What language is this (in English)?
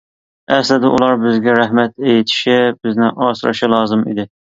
Uyghur